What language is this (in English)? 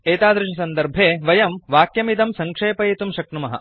Sanskrit